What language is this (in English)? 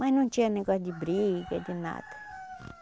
Portuguese